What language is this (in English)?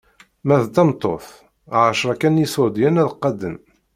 Kabyle